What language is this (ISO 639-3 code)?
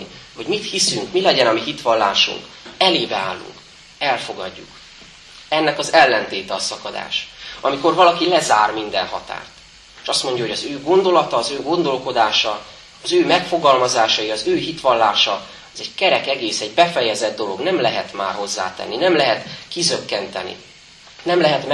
hun